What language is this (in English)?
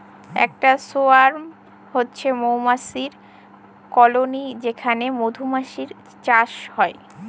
Bangla